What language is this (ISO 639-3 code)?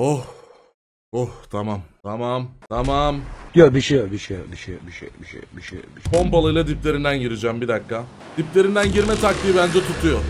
tur